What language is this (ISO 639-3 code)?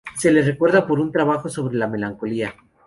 spa